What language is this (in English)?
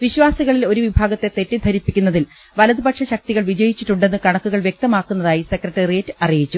Malayalam